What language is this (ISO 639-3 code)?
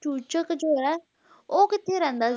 pan